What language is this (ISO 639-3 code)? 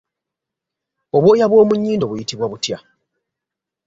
lug